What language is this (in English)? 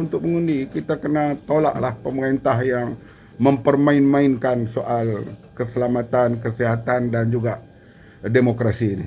Malay